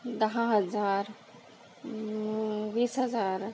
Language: Marathi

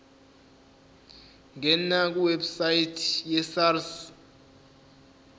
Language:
Zulu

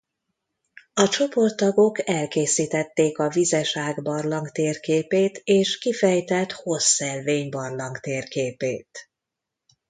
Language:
Hungarian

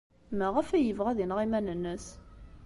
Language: Kabyle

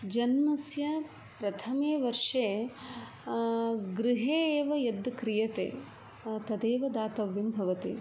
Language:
Sanskrit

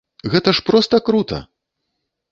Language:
Belarusian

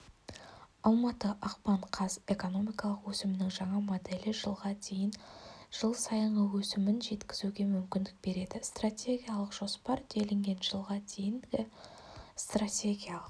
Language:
Kazakh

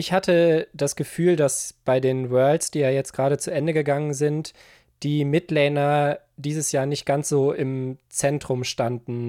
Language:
German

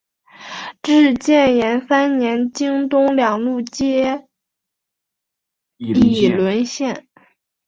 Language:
Chinese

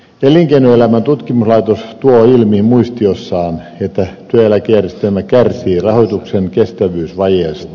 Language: Finnish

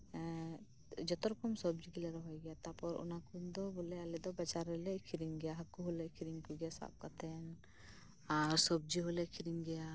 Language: Santali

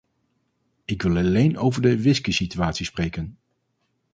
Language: Dutch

